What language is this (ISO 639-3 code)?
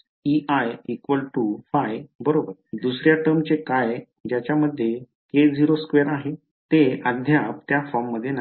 mar